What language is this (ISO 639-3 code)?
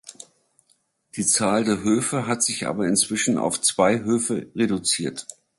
deu